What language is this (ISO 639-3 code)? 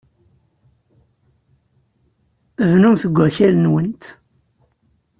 kab